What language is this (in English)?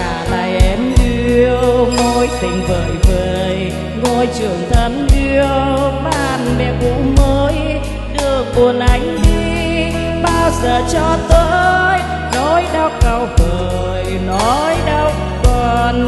Vietnamese